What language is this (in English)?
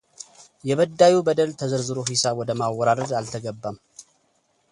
Amharic